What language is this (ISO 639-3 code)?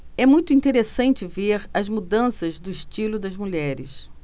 por